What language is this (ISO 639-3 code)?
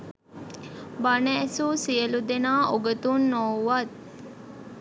sin